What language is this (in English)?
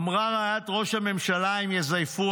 Hebrew